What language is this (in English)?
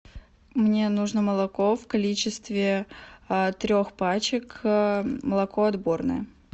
Russian